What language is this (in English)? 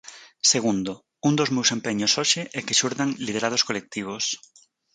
Galician